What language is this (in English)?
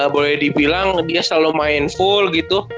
Indonesian